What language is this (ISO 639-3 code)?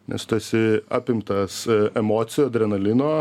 lit